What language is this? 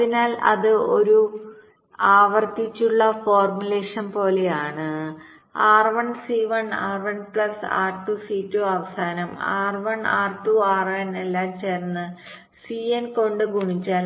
Malayalam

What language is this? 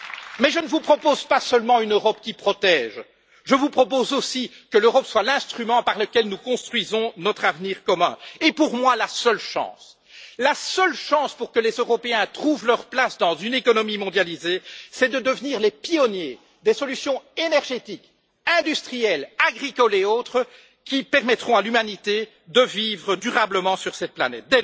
French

